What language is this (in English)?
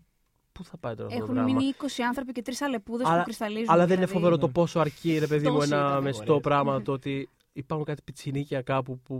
Greek